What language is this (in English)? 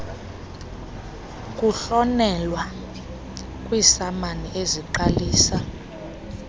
Xhosa